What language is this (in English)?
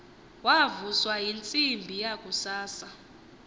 Xhosa